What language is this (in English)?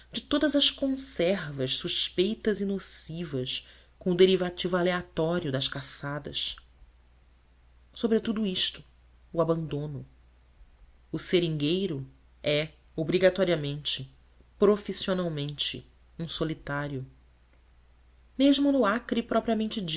Portuguese